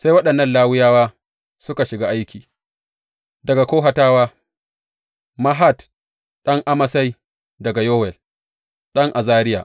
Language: Hausa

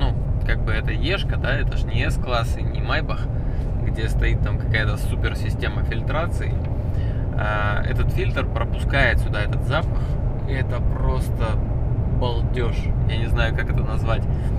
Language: Russian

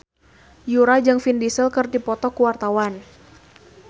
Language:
Sundanese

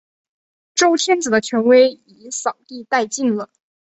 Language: Chinese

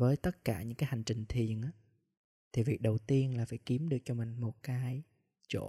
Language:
Vietnamese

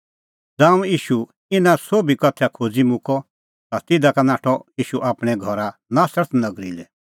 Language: Kullu Pahari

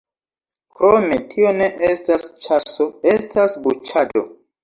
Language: Esperanto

